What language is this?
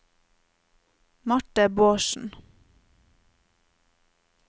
Norwegian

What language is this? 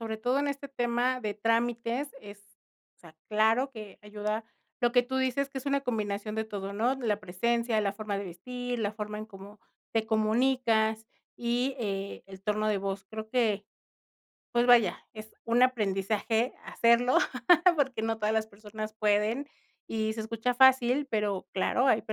Spanish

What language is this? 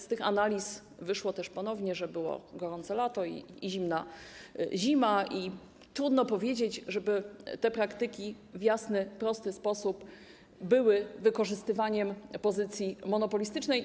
Polish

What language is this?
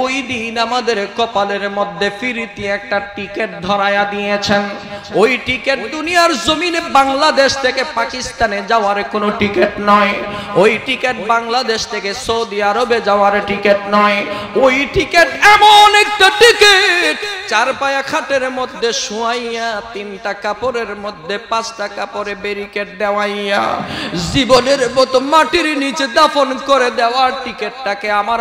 Arabic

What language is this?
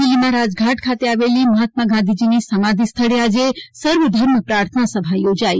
Gujarati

